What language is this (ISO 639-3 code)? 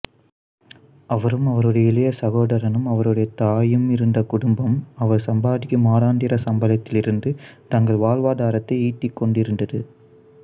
tam